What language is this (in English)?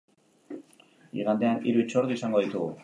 Basque